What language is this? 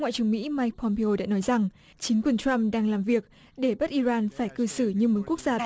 Vietnamese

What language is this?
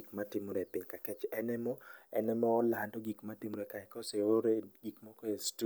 Luo (Kenya and Tanzania)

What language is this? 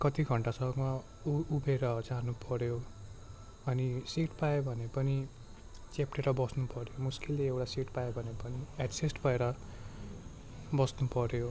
Nepali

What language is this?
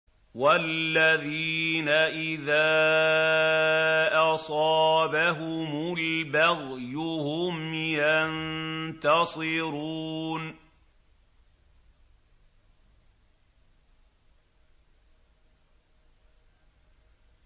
Arabic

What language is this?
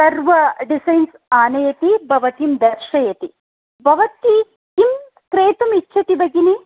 Sanskrit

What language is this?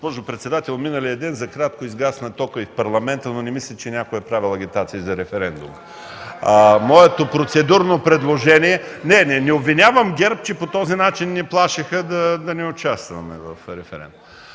Bulgarian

